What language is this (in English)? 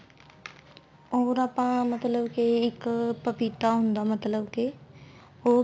Punjabi